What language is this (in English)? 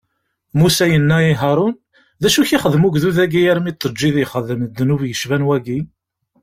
Kabyle